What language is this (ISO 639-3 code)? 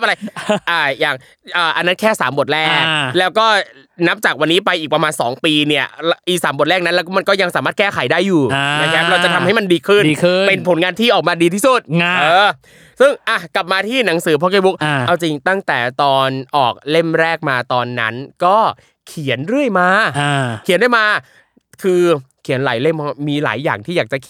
tha